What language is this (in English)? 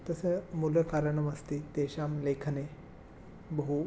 Sanskrit